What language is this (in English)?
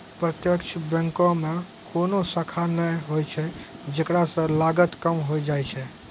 Maithili